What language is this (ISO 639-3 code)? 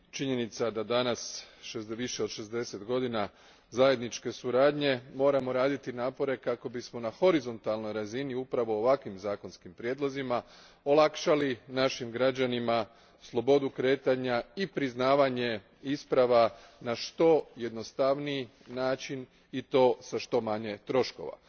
hrv